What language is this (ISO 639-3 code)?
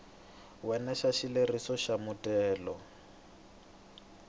tso